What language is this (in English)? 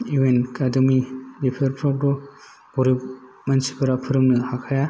Bodo